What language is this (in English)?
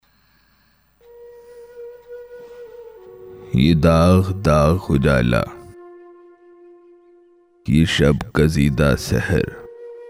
Urdu